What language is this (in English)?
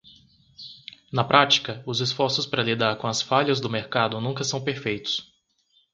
Portuguese